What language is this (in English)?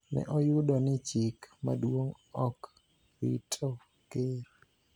Luo (Kenya and Tanzania)